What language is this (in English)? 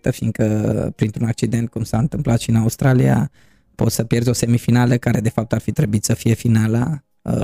Romanian